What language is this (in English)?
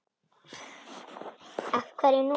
Icelandic